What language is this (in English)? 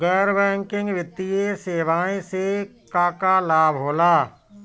Bhojpuri